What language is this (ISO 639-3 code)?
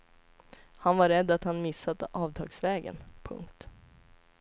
swe